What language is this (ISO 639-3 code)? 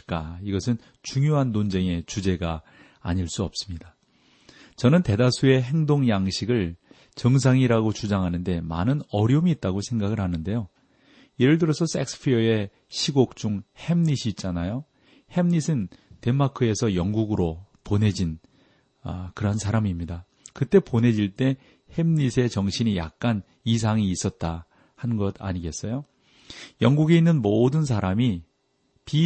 kor